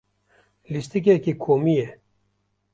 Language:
Kurdish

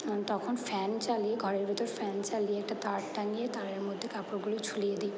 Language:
Bangla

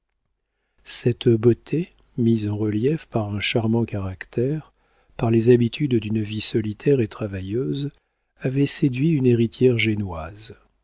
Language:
French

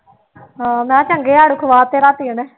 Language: Punjabi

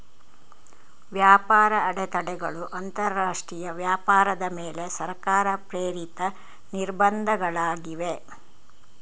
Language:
Kannada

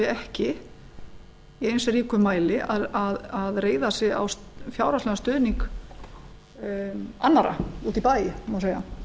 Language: Icelandic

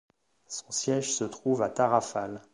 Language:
French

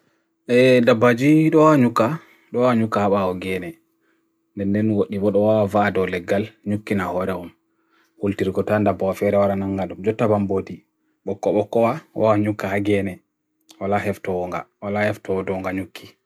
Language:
Bagirmi Fulfulde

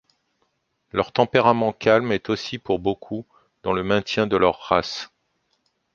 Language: French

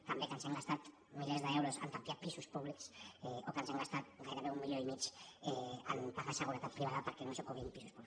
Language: Catalan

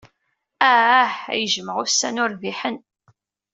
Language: Kabyle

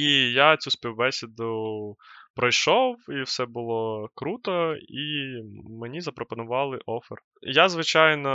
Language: Ukrainian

